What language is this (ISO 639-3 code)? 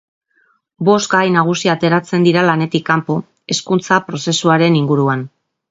eus